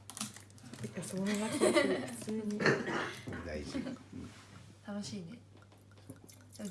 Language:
Japanese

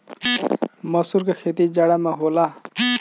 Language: Bhojpuri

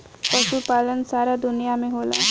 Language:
Bhojpuri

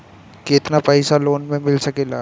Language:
Bhojpuri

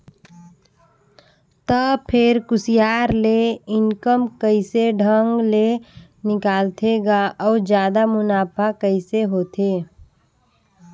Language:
Chhattisgarhi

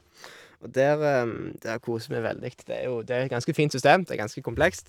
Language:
Norwegian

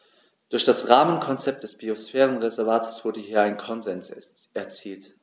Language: German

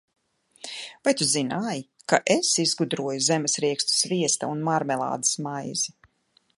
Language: Latvian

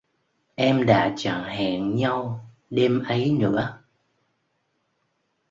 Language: Vietnamese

